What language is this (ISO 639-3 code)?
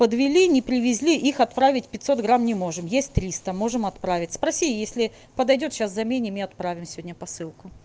rus